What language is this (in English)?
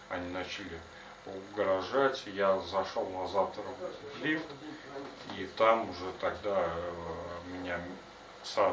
Russian